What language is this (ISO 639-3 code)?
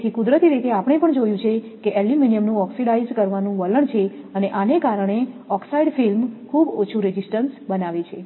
guj